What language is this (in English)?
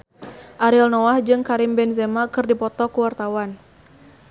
Sundanese